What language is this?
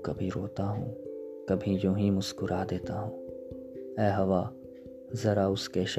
Urdu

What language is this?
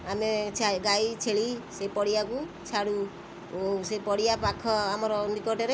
Odia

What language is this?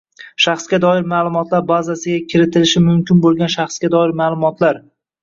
Uzbek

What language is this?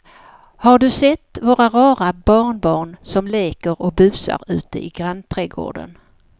Swedish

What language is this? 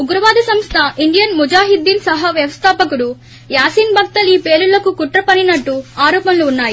Telugu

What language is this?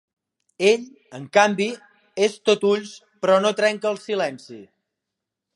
Catalan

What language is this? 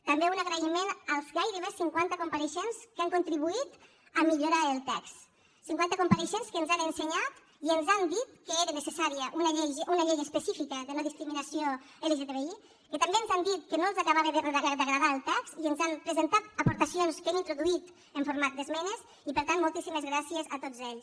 Catalan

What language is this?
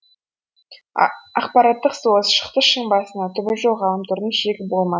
Kazakh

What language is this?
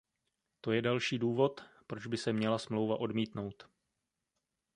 Czech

